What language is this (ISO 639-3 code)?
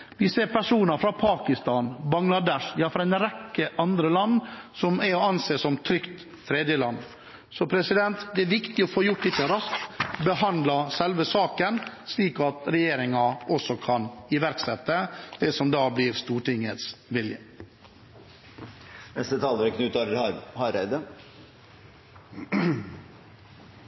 nor